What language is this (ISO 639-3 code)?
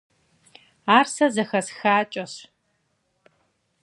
kbd